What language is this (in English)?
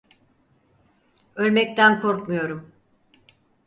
Turkish